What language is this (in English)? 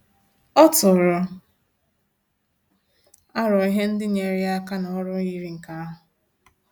Igbo